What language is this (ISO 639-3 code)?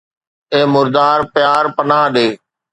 snd